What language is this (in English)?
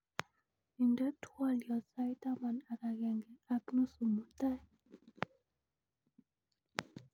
Kalenjin